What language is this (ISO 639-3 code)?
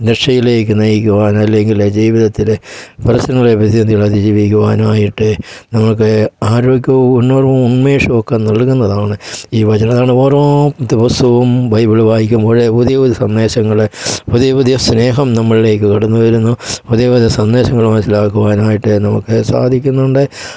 mal